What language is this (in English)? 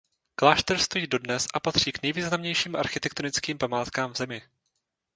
Czech